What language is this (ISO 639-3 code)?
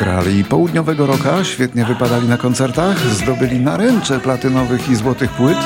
pol